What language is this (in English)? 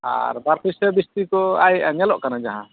Santali